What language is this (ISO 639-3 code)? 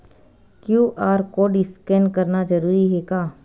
hne